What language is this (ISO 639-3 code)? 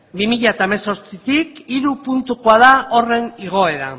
eus